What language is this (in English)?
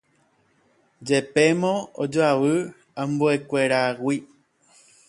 Guarani